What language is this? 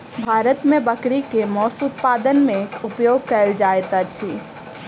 Maithili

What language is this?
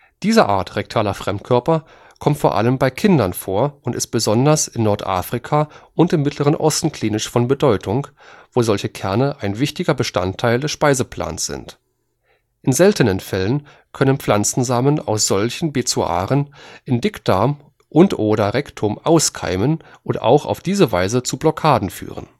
German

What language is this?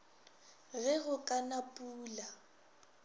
Northern Sotho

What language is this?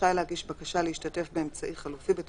Hebrew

